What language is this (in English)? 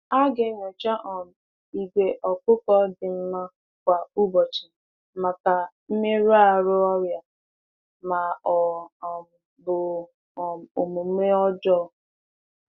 Igbo